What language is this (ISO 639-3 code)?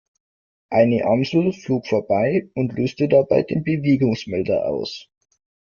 deu